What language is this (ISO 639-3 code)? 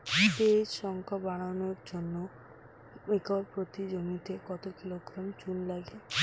ben